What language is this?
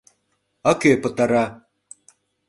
Mari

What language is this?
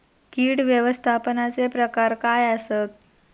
Marathi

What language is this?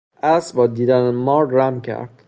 Persian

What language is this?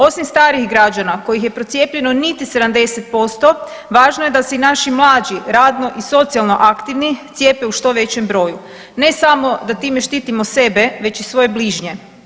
Croatian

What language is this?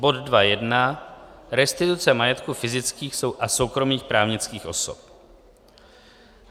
Czech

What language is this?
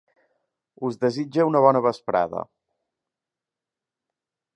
Catalan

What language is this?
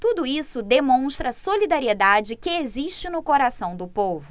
Portuguese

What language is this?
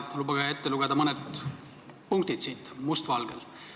Estonian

